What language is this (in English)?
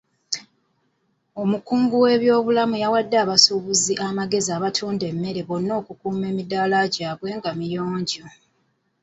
Ganda